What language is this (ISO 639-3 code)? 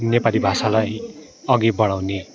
nep